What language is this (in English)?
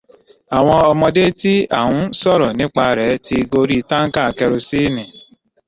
Yoruba